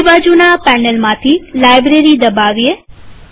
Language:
Gujarati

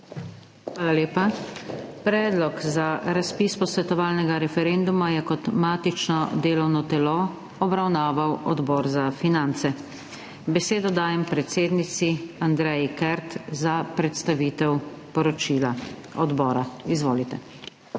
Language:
Slovenian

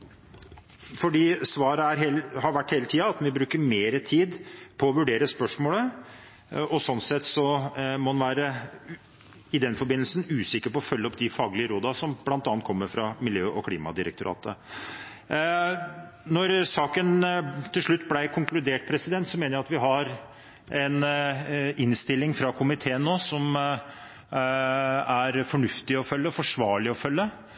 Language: Norwegian Bokmål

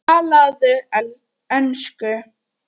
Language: Icelandic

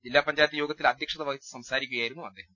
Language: Malayalam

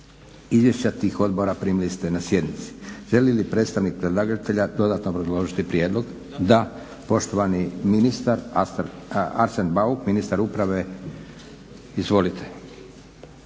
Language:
Croatian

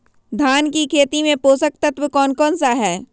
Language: Magahi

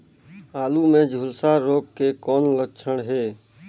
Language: Chhattisgarhi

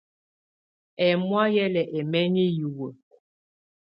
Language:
Tunen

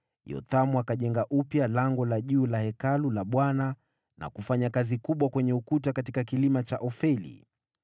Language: Swahili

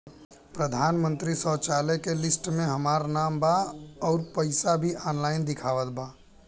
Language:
Bhojpuri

